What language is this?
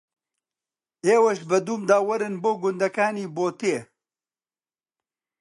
Central Kurdish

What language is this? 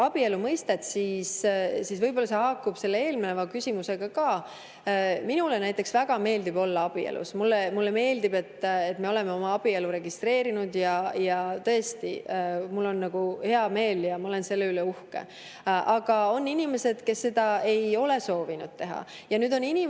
Estonian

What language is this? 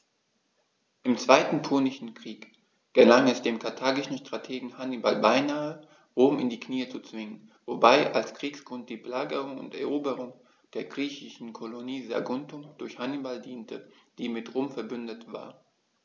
German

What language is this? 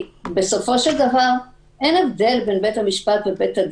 Hebrew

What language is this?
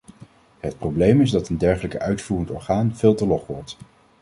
Dutch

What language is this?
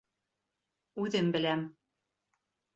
Bashkir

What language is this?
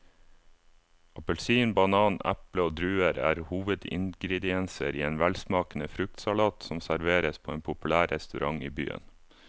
Norwegian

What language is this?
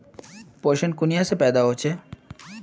Magahi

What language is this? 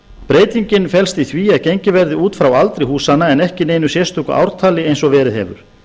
Icelandic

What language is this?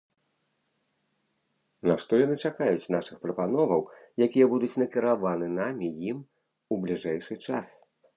Belarusian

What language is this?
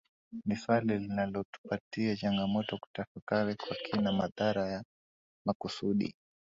Swahili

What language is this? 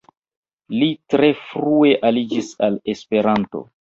Esperanto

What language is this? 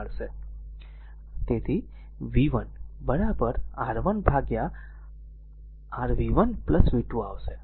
Gujarati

